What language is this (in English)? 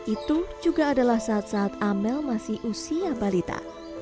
Indonesian